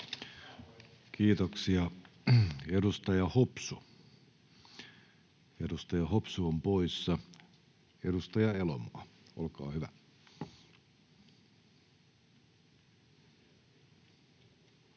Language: Finnish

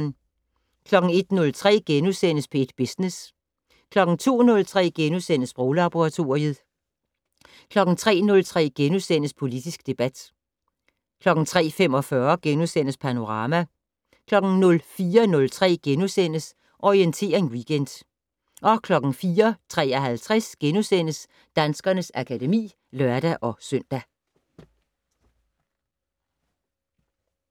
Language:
Danish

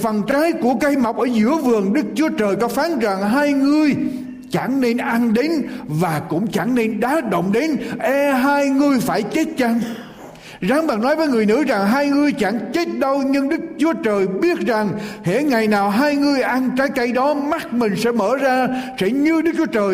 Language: Vietnamese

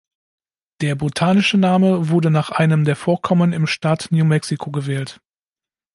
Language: German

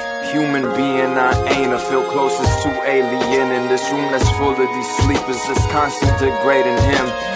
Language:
English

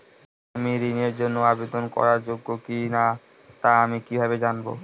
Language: Bangla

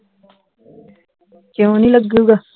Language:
Punjabi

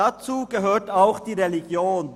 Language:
Swiss German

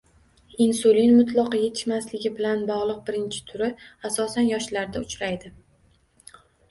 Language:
Uzbek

